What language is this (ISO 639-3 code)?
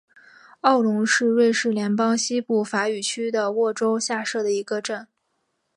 zho